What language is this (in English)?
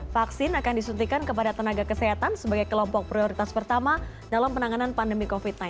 Indonesian